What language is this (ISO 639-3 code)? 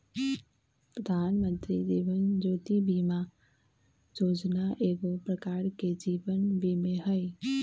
mag